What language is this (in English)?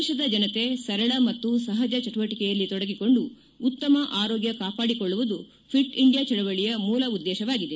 Kannada